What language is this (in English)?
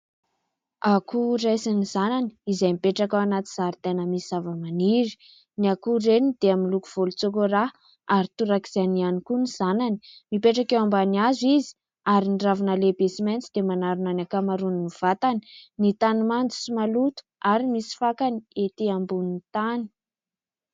Malagasy